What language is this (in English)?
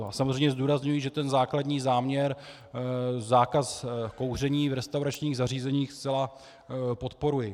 Czech